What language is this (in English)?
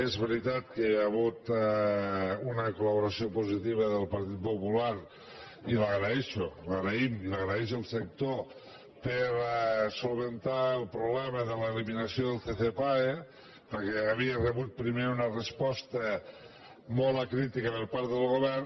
Catalan